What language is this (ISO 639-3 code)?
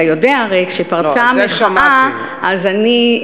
heb